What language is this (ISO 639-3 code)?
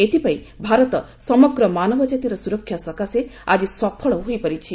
ori